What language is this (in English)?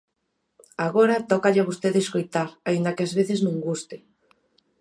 Galician